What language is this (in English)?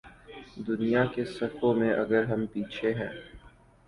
Urdu